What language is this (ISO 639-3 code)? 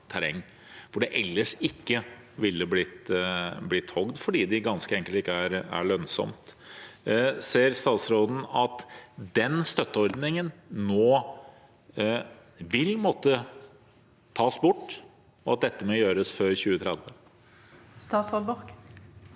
nor